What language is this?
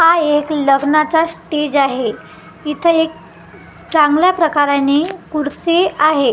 Marathi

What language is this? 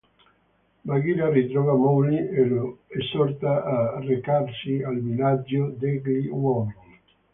Italian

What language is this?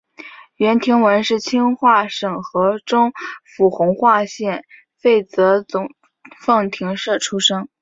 Chinese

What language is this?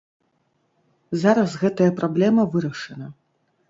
Belarusian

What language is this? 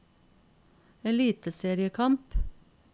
Norwegian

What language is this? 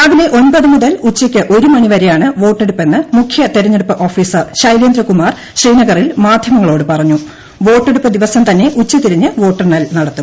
Malayalam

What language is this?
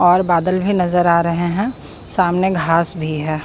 Hindi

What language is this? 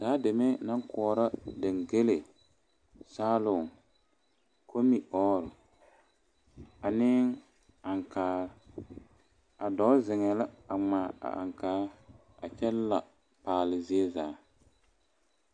Southern Dagaare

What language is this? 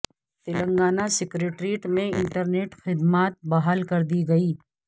Urdu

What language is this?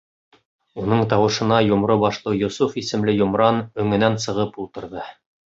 Bashkir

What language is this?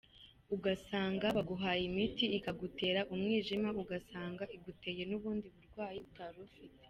Kinyarwanda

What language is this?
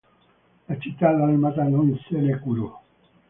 Italian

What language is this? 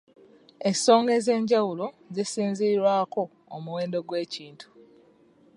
Ganda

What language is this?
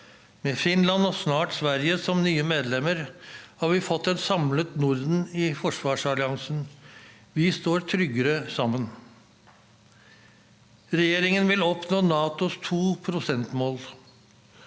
Norwegian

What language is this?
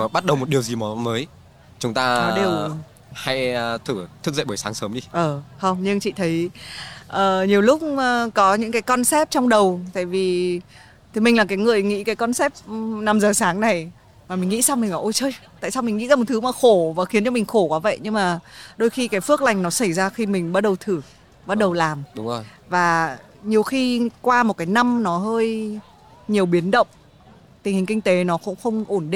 Vietnamese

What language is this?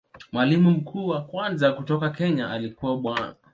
Swahili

